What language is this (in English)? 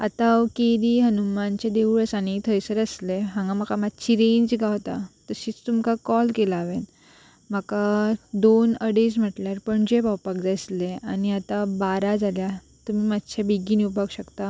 Konkani